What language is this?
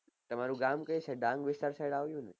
Gujarati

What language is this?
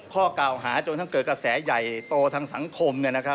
Thai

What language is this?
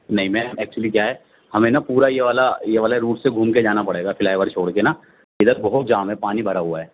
Urdu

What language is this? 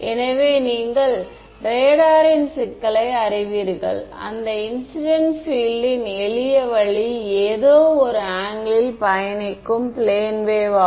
Tamil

